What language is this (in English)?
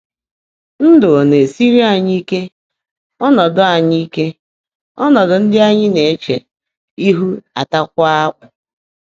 Igbo